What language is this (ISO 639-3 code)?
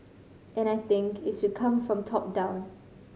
eng